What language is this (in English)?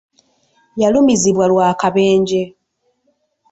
Ganda